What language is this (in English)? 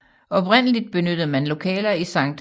Danish